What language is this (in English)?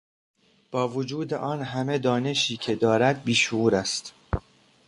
Persian